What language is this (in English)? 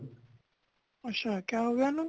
Punjabi